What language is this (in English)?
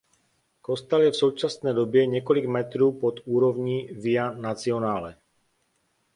Czech